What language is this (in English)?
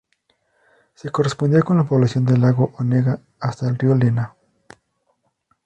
Spanish